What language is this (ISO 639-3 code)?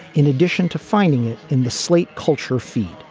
eng